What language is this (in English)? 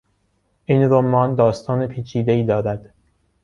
Persian